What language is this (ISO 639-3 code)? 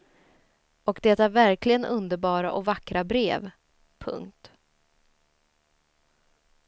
swe